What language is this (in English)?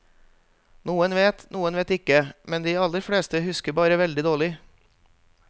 Norwegian